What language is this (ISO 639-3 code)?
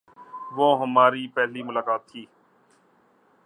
urd